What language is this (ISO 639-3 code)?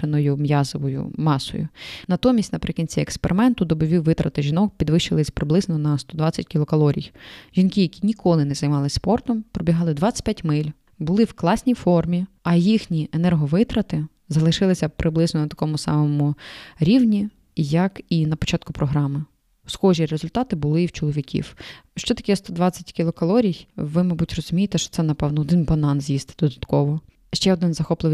ukr